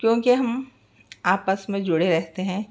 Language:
Urdu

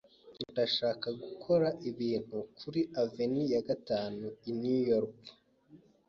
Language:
Kinyarwanda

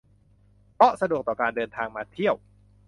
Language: Thai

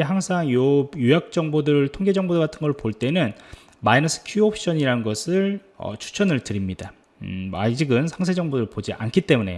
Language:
Korean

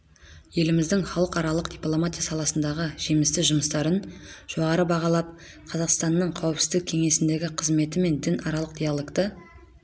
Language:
Kazakh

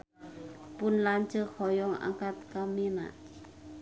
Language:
Sundanese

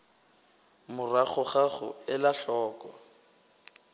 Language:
Northern Sotho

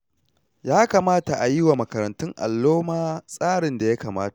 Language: Hausa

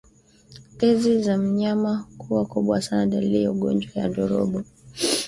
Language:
Swahili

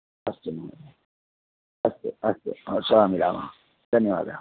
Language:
Sanskrit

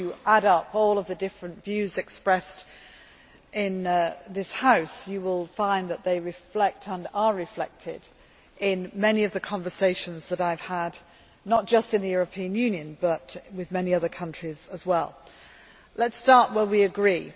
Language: English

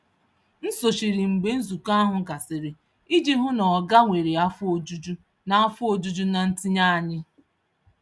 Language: Igbo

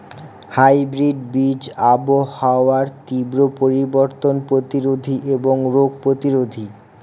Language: Bangla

